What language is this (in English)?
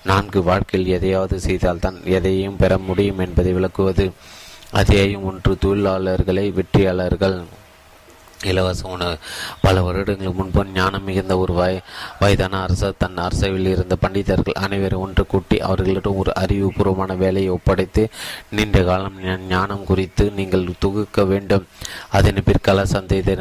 Tamil